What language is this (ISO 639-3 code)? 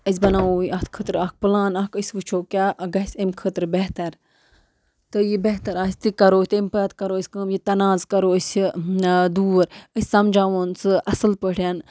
kas